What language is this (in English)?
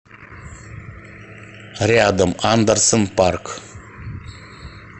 Russian